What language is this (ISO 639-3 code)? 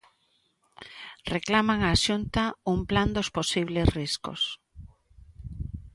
glg